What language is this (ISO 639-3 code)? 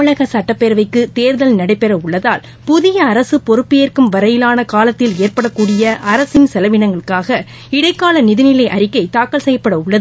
tam